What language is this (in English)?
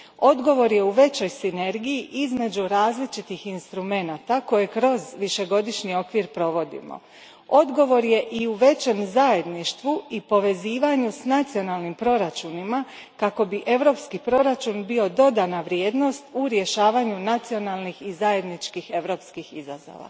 Croatian